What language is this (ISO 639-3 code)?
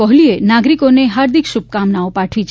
guj